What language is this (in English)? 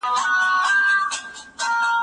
Pashto